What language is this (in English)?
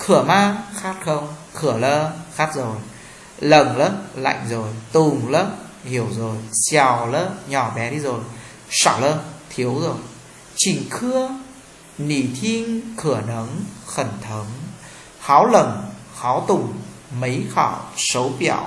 Vietnamese